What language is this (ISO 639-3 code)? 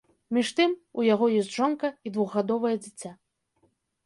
bel